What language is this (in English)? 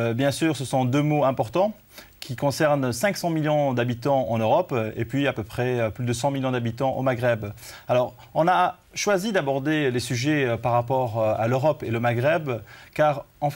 French